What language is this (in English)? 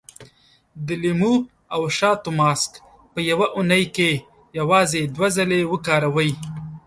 Pashto